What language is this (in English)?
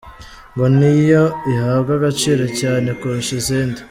Kinyarwanda